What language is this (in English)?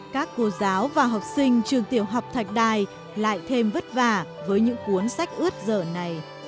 Vietnamese